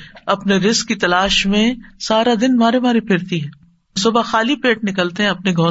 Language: Urdu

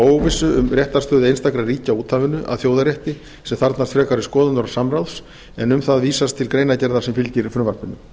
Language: Icelandic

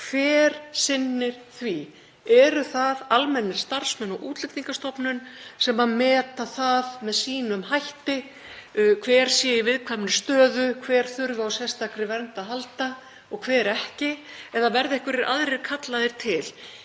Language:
Icelandic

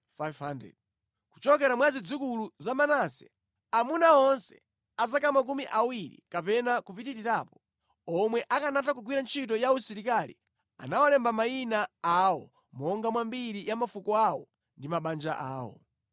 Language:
Nyanja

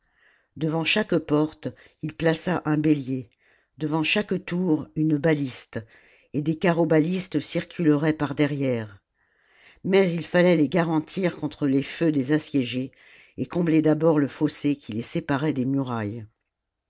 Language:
French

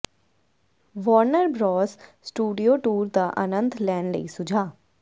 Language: Punjabi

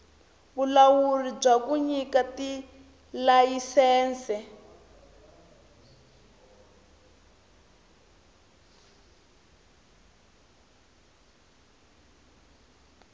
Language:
Tsonga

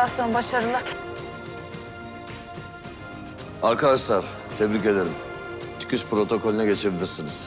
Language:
Turkish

